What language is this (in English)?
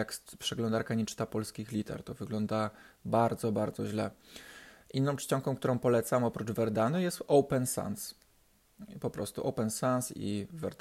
Polish